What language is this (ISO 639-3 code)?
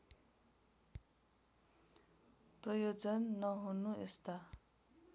nep